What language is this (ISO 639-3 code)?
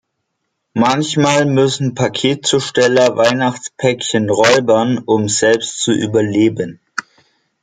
deu